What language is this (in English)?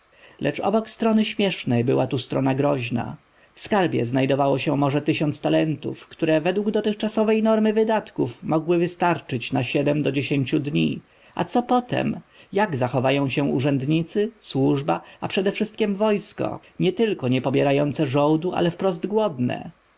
Polish